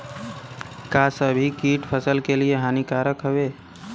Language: Bhojpuri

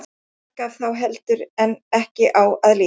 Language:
Icelandic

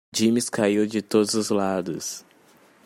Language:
Portuguese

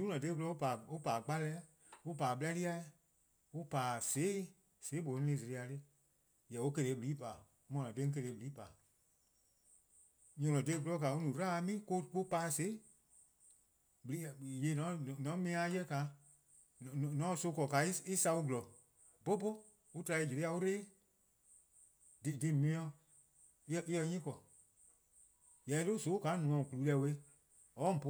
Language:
Eastern Krahn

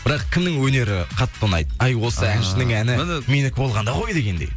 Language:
Kazakh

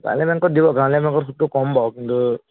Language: Assamese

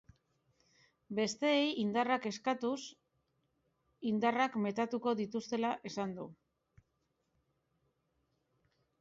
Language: Basque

